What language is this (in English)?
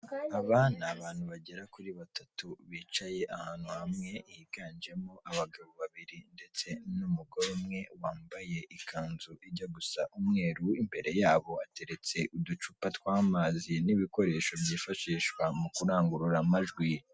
Kinyarwanda